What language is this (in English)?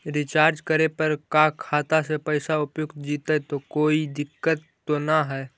Magahi